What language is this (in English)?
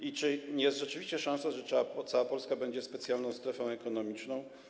Polish